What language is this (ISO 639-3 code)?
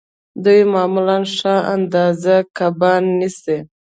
pus